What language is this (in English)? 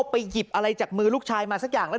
Thai